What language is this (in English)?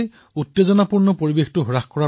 Assamese